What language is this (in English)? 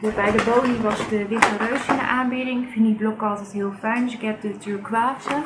Dutch